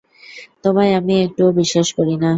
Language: Bangla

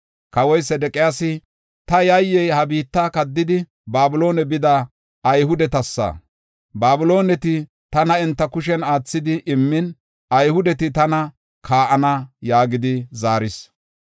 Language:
Gofa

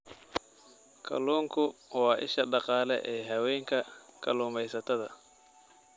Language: Somali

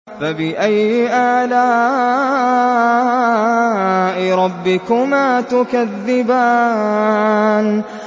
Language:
Arabic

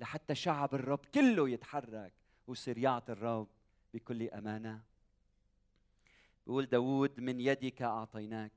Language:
Arabic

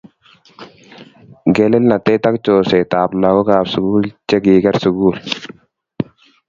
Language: Kalenjin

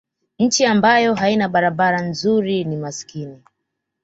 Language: Swahili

